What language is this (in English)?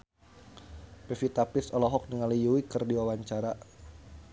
Sundanese